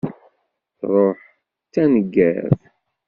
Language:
Kabyle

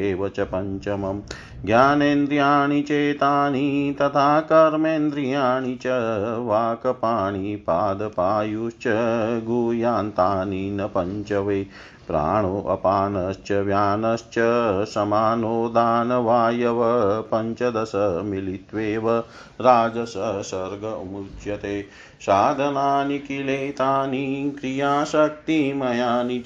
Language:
Hindi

